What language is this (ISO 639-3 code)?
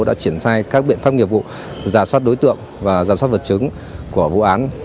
vie